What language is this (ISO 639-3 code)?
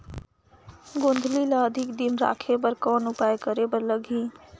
hne